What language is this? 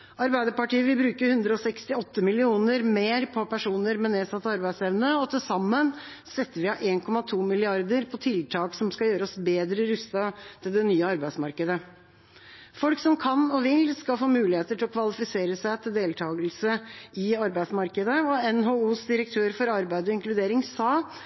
Norwegian Bokmål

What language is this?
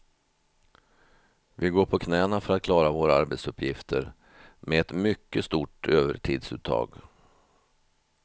Swedish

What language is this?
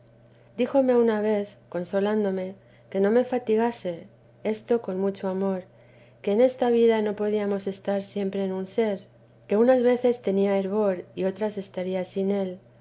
Spanish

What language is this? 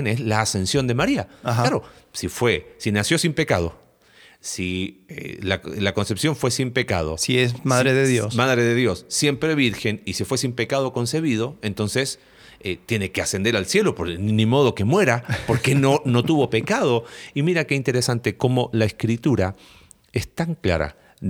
Spanish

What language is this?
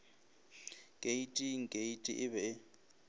Northern Sotho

